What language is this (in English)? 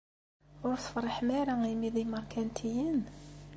Kabyle